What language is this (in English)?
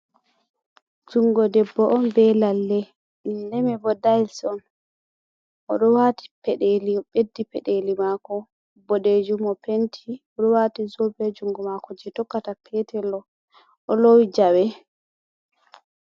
Fula